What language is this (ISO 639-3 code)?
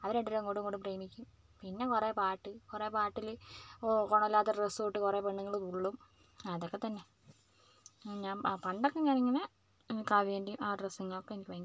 mal